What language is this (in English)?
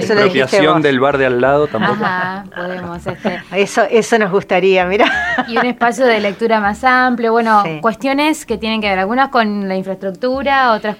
Spanish